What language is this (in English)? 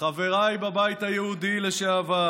Hebrew